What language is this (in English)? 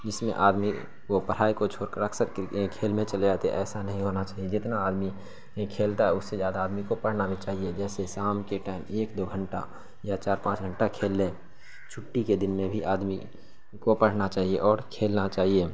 Urdu